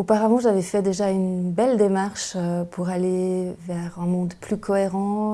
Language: French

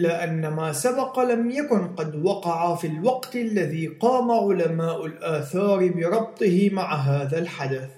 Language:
Arabic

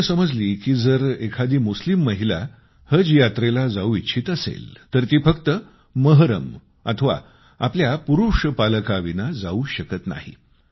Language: Marathi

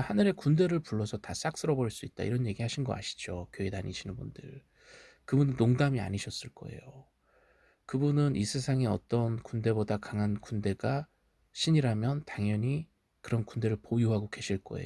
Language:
Korean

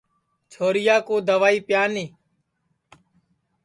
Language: Sansi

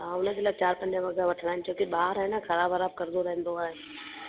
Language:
Sindhi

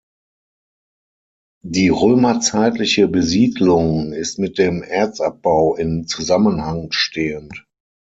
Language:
German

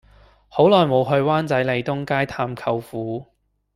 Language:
Cantonese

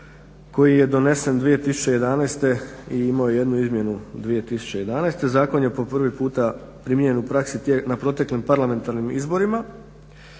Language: Croatian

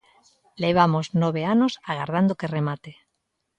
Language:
Galician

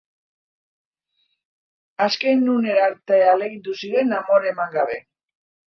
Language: Basque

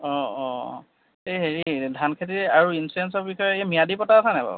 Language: Assamese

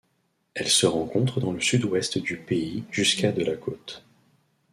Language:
French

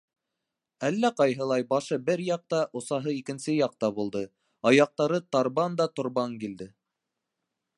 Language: Bashkir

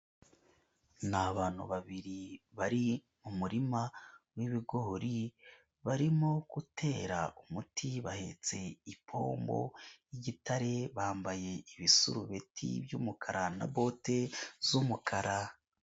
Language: Kinyarwanda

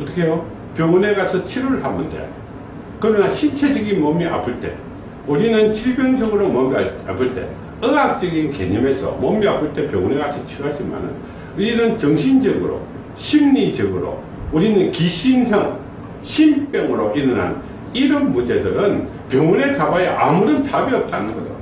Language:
Korean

